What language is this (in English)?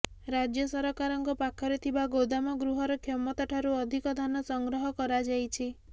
Odia